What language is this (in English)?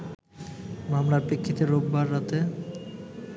Bangla